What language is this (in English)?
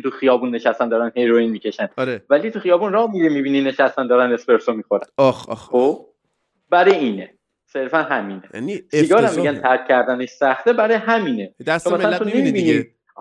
Persian